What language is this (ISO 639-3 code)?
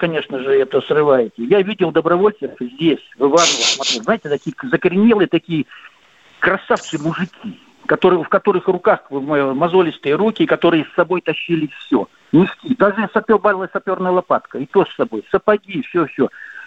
rus